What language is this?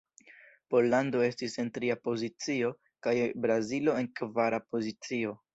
Esperanto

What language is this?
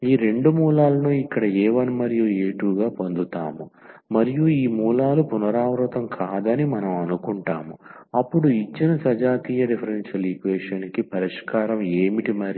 Telugu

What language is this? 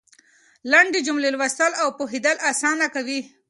Pashto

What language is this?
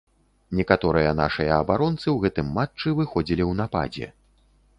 Belarusian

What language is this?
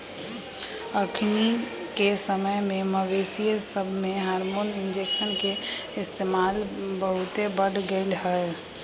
Magahi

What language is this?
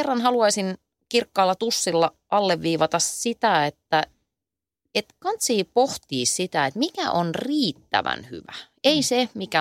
Finnish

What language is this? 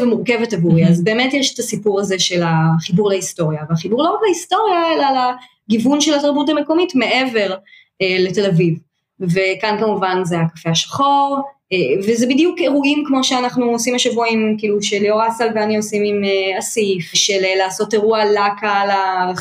Hebrew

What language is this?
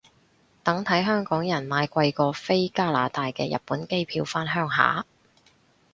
Cantonese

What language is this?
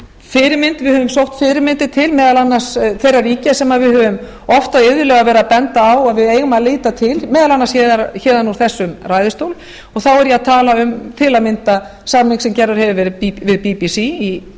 Icelandic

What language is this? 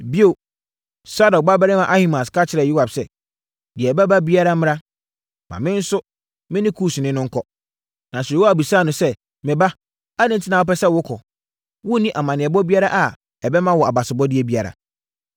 Akan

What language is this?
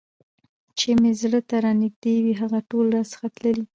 Pashto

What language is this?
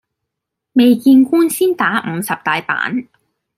Cantonese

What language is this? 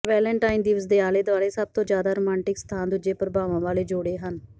Punjabi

